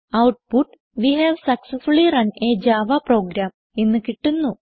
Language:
Malayalam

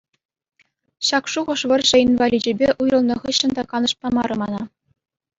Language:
Chuvash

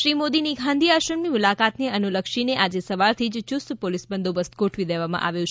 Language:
Gujarati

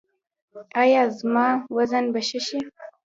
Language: Pashto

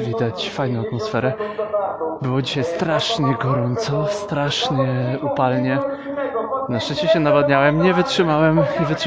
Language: Polish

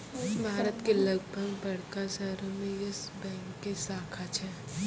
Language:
Maithili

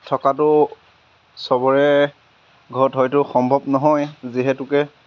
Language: Assamese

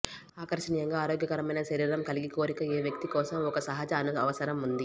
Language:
Telugu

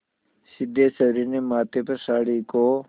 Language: Hindi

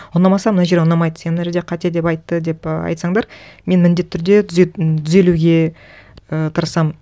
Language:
Kazakh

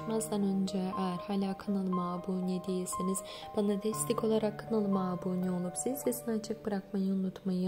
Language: Turkish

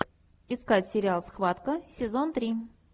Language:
Russian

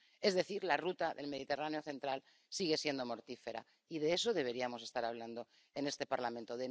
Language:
Spanish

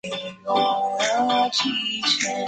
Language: Chinese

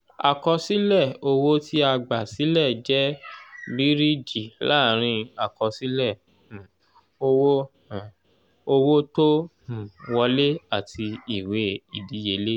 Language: Yoruba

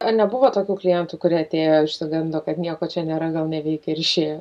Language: Lithuanian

